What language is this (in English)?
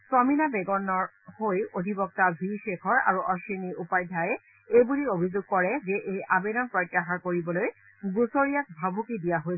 Assamese